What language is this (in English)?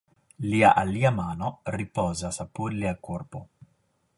Esperanto